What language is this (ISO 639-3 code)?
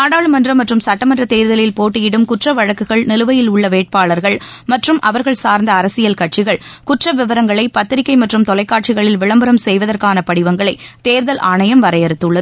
tam